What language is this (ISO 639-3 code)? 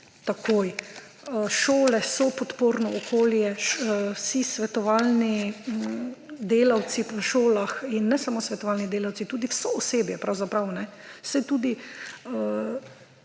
slv